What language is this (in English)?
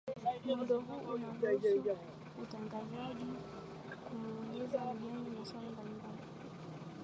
Swahili